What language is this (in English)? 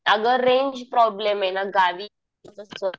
Marathi